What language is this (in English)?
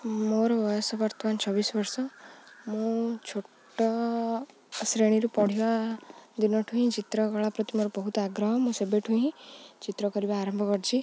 Odia